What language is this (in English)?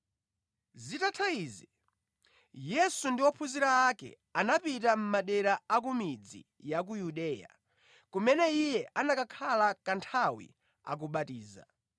Nyanja